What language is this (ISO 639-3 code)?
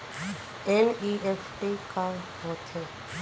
hne